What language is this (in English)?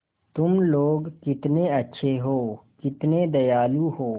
Hindi